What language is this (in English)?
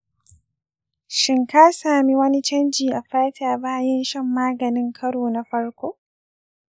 Hausa